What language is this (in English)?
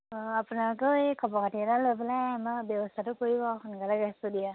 Assamese